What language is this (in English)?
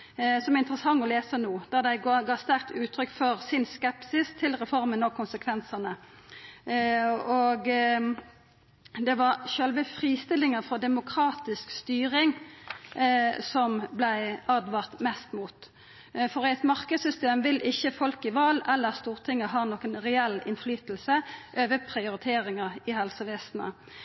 Norwegian Nynorsk